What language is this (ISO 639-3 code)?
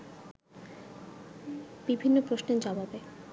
ben